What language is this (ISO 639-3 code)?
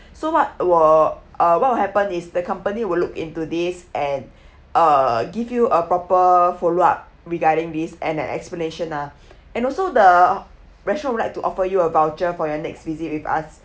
eng